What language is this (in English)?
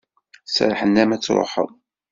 Kabyle